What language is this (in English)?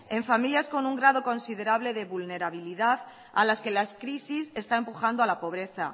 Spanish